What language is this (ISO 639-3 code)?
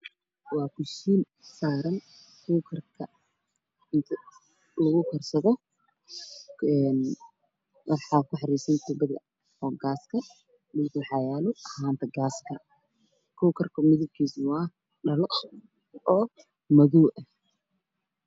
som